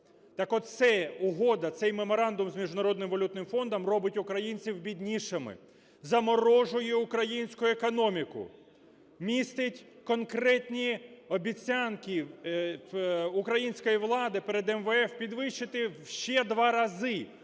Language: Ukrainian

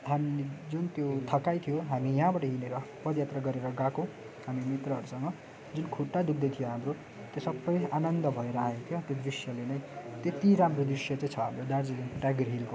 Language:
Nepali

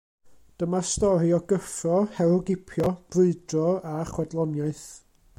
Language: Welsh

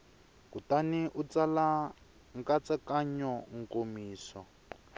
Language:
Tsonga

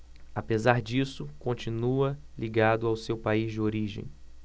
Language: Portuguese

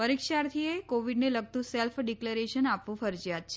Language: Gujarati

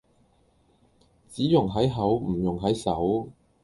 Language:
Cantonese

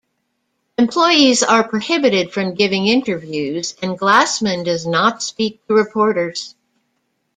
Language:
English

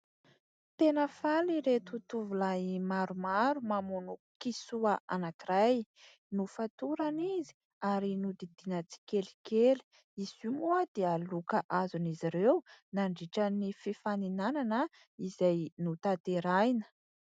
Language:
Malagasy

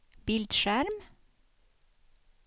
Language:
Swedish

